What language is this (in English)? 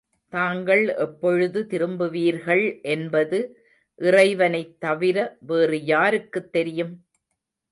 Tamil